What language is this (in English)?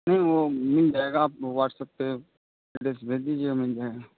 Urdu